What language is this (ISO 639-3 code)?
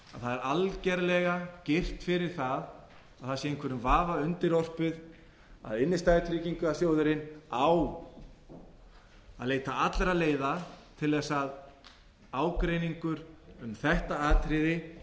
isl